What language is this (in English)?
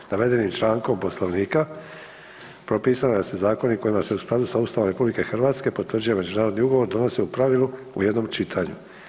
Croatian